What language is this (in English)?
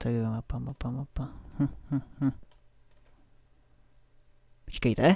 Czech